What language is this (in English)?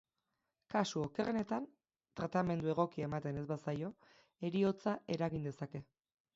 Basque